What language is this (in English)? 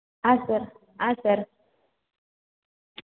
Kannada